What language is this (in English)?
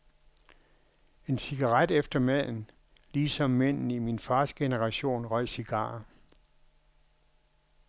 Danish